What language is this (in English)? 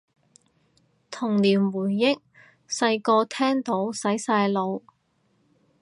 Cantonese